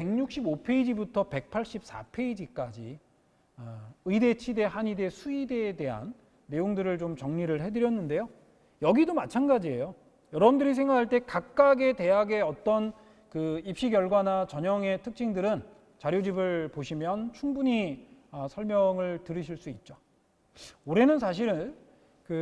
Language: Korean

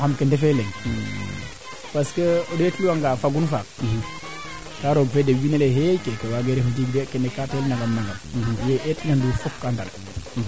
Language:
Serer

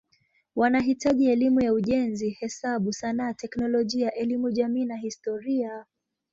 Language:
Swahili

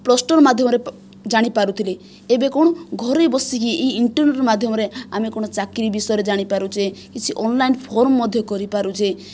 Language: Odia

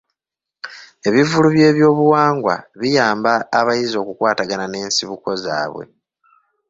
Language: Ganda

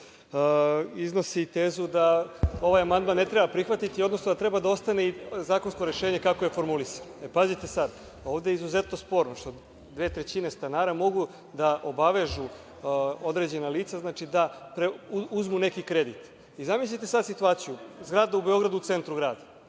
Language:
Serbian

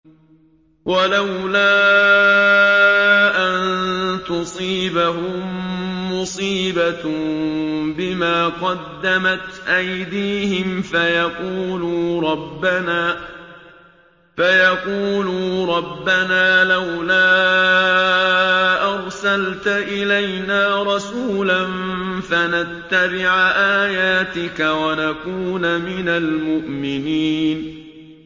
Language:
Arabic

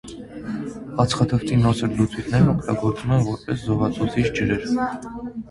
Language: Armenian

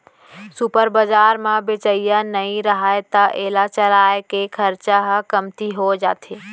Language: Chhattisgarhi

